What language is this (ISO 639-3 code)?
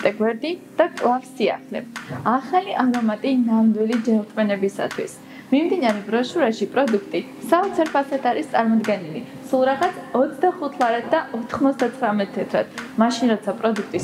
ukr